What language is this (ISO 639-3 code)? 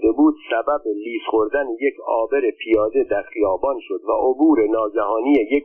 fas